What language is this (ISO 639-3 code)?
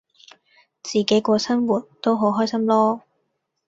yue